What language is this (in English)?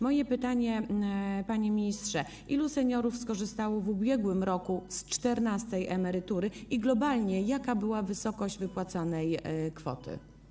Polish